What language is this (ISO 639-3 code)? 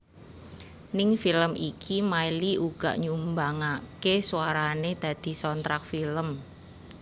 jav